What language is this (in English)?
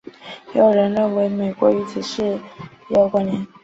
Chinese